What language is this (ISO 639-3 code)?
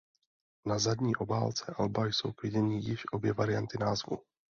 ces